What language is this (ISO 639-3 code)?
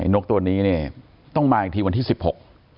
tha